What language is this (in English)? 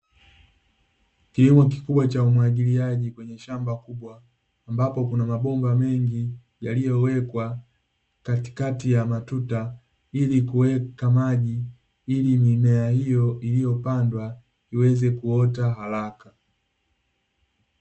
Swahili